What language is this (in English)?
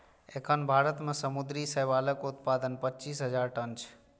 Maithili